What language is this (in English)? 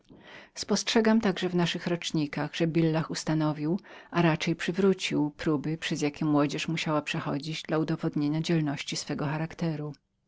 Polish